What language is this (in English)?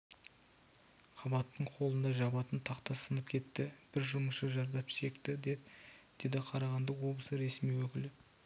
Kazakh